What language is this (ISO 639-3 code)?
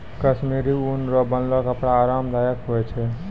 mai